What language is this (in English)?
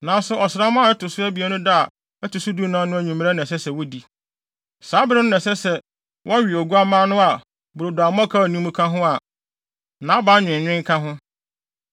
Akan